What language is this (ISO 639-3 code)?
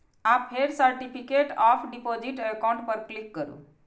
mai